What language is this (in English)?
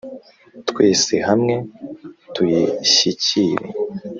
Kinyarwanda